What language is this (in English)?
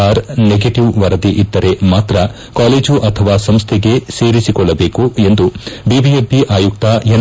Kannada